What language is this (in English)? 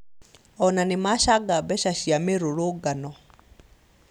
Kikuyu